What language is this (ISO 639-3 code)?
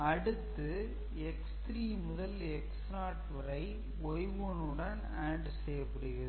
tam